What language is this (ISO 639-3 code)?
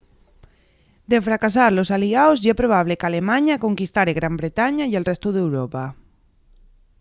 ast